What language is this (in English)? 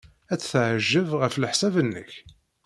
Kabyle